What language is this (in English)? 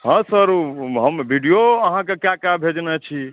Maithili